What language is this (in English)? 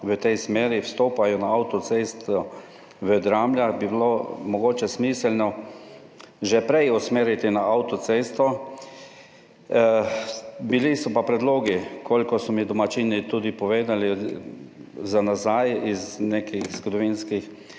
Slovenian